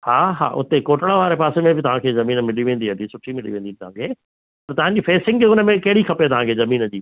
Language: Sindhi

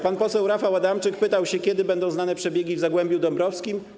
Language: Polish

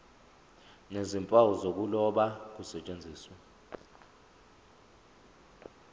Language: Zulu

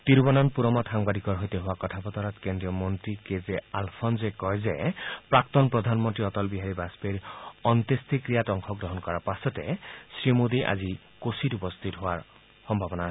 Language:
Assamese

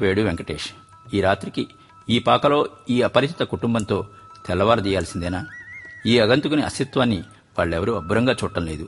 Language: Telugu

